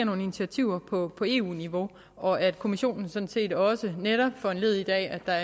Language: Danish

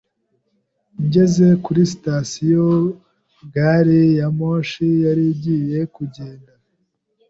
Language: Kinyarwanda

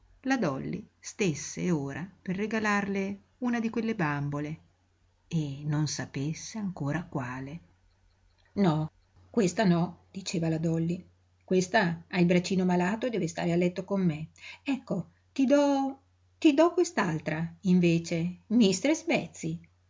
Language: Italian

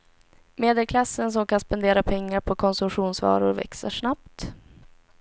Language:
Swedish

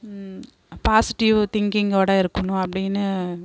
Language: Tamil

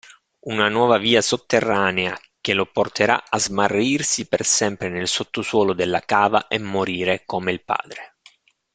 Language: Italian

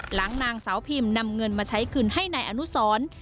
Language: Thai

